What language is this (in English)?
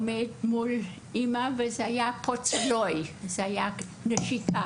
Hebrew